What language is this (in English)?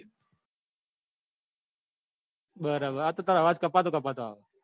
Gujarati